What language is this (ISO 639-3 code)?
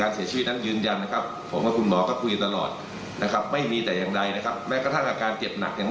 tha